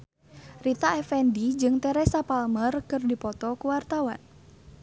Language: Sundanese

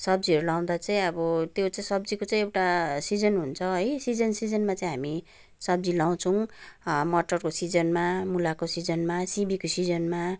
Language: Nepali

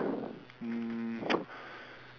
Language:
English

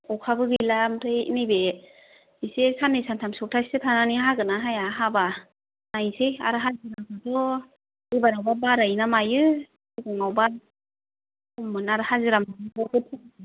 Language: Bodo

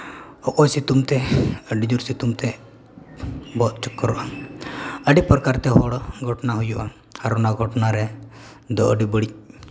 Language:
Santali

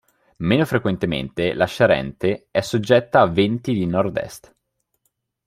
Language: Italian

